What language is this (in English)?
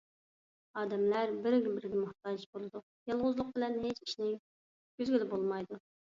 Uyghur